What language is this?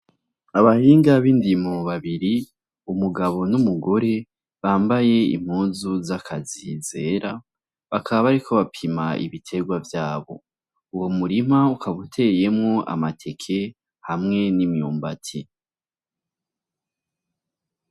Rundi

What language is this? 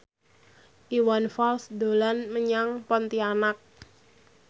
Javanese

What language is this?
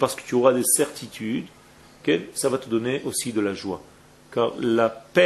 French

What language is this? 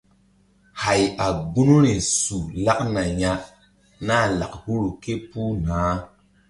Mbum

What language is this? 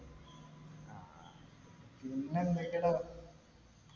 Malayalam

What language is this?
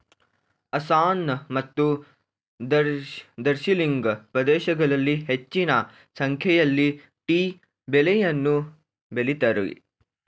Kannada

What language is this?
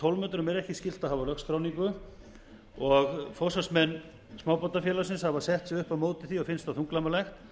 Icelandic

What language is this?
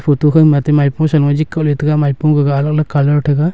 Wancho Naga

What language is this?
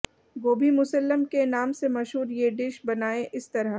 Hindi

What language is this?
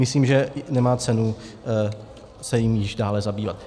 Czech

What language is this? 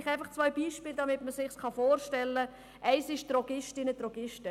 Swiss German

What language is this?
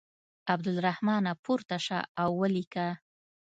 Pashto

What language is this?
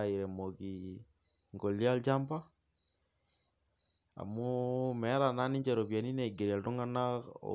Masai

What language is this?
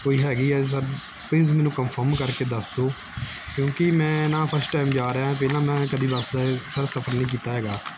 Punjabi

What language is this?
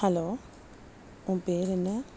Tamil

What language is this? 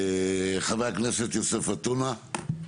Hebrew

